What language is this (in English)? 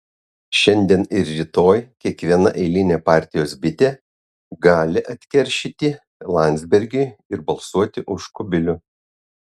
Lithuanian